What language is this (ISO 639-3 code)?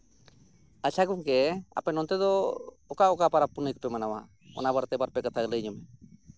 sat